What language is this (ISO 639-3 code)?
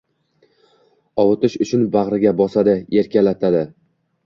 uzb